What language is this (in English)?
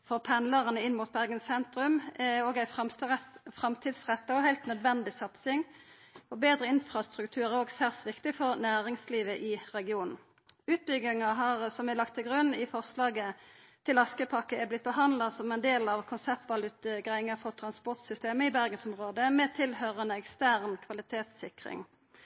Norwegian Nynorsk